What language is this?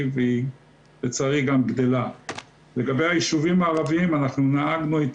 Hebrew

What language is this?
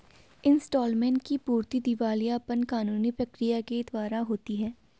Hindi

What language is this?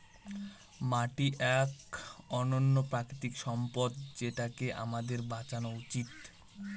Bangla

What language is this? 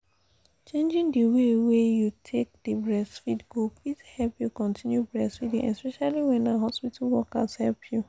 Nigerian Pidgin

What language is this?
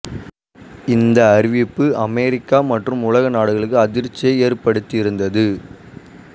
Tamil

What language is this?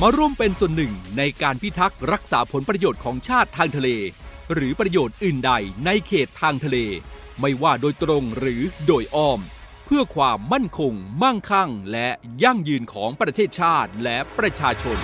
Thai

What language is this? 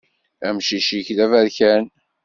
Kabyle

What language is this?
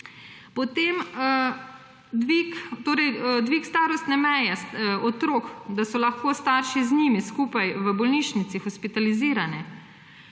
Slovenian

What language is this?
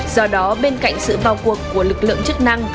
Vietnamese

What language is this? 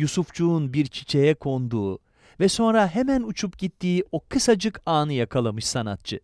Turkish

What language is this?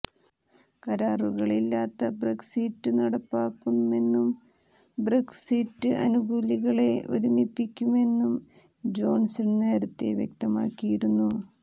Malayalam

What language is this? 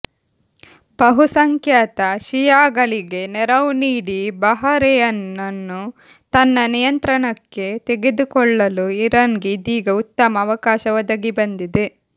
Kannada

